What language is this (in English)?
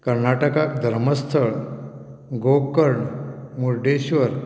Konkani